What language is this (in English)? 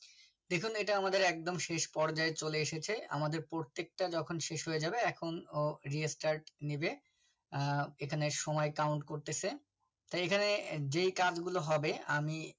Bangla